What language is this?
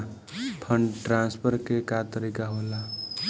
Bhojpuri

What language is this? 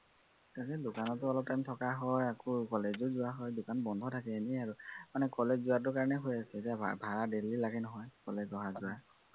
Assamese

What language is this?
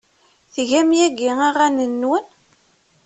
Kabyle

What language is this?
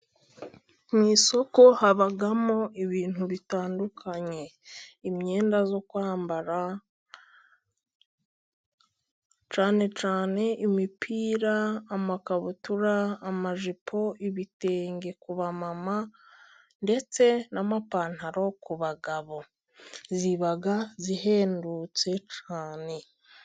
Kinyarwanda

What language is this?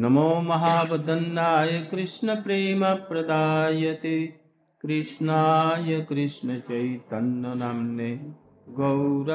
Hindi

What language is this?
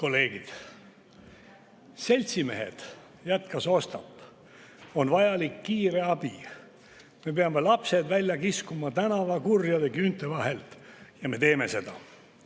Estonian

